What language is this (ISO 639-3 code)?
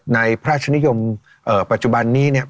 tha